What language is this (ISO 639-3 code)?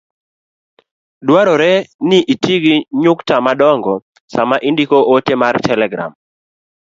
luo